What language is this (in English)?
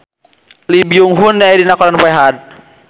Sundanese